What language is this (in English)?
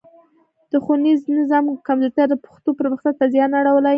Pashto